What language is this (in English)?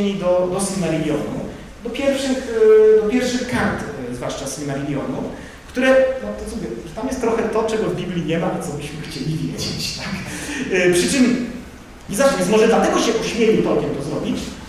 Polish